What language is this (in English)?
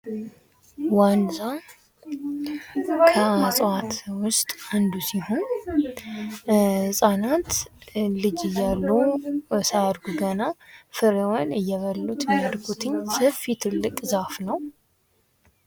Amharic